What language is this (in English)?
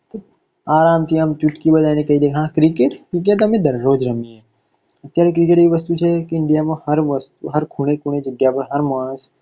Gujarati